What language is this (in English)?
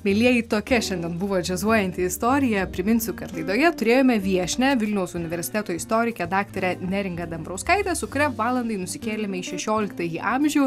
Lithuanian